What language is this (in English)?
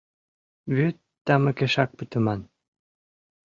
Mari